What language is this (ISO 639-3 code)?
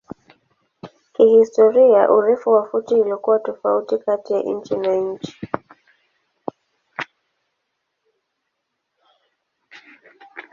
swa